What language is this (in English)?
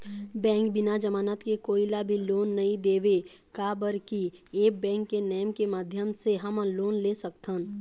Chhattisgarhi